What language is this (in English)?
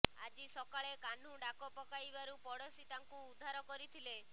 Odia